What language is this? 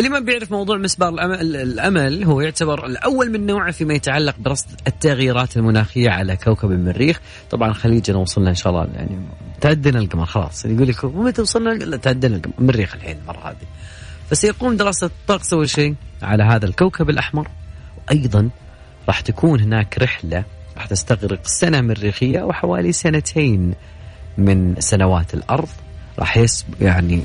Arabic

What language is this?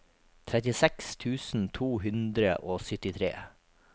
Norwegian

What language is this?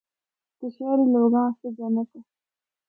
Northern Hindko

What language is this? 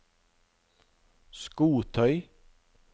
Norwegian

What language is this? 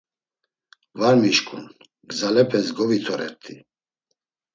Laz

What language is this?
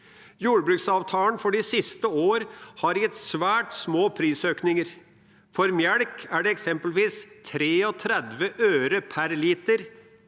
Norwegian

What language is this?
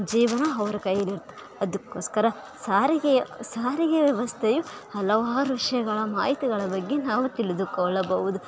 Kannada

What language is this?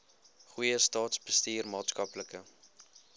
Afrikaans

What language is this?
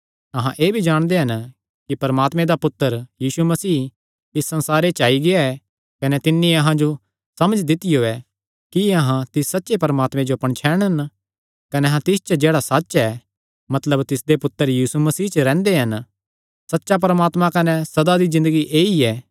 Kangri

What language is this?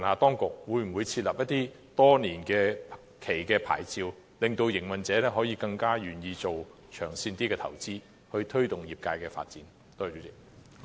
Cantonese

